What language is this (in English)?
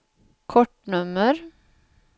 Swedish